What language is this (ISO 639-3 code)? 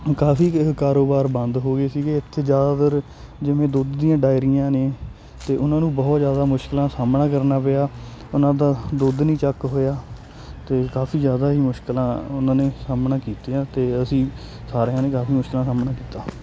pan